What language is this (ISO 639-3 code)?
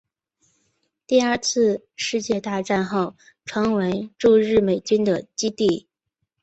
zho